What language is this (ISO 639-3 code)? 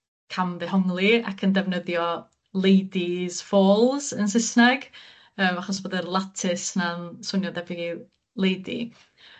cym